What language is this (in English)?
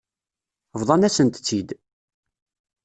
Kabyle